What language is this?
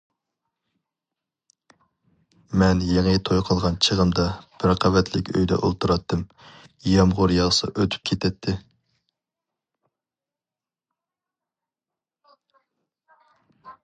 Uyghur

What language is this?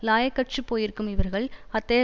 Tamil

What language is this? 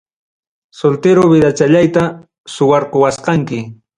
Ayacucho Quechua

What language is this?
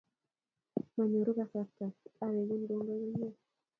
Kalenjin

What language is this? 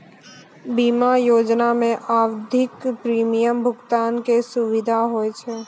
Maithili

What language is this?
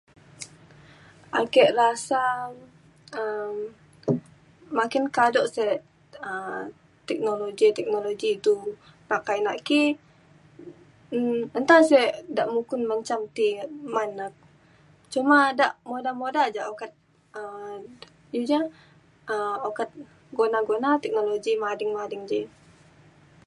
Mainstream Kenyah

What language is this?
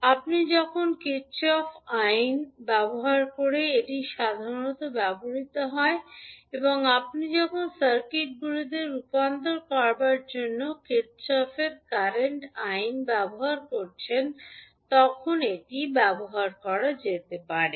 Bangla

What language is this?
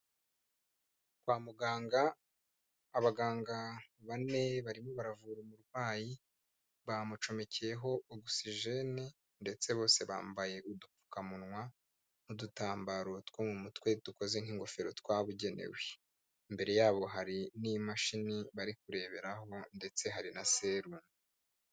Kinyarwanda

